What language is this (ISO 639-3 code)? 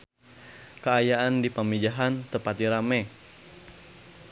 sun